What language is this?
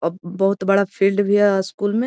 Magahi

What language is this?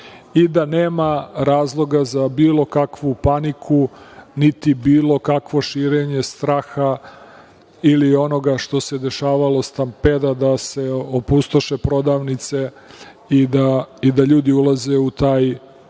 Serbian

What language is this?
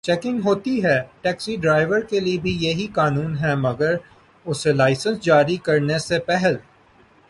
Urdu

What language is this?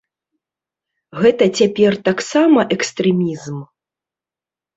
Belarusian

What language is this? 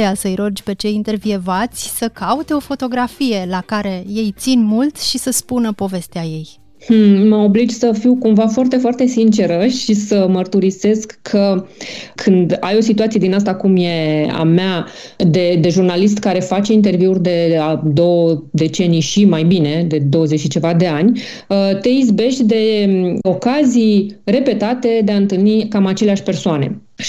Romanian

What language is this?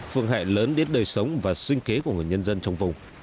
Vietnamese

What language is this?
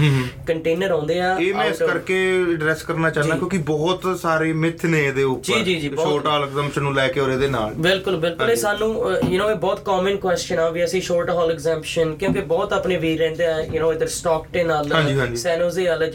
Punjabi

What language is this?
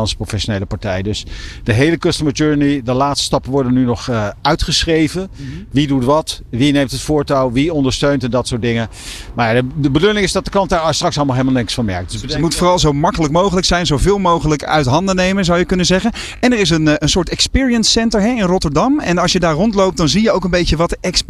Dutch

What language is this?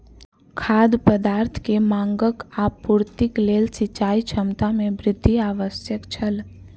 Maithili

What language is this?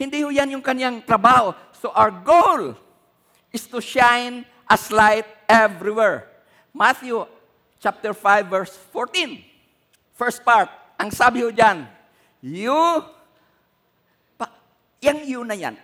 Filipino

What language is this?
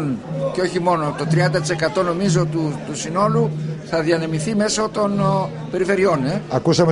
Greek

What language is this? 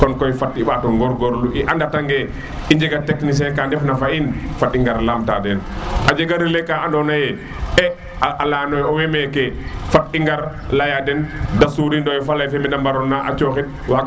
Serer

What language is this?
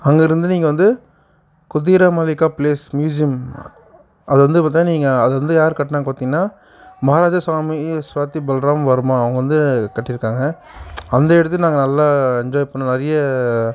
Tamil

